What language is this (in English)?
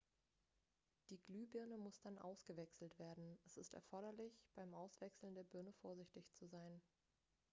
German